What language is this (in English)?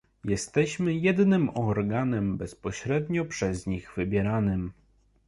Polish